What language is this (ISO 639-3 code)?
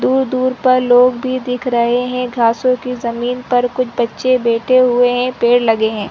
hin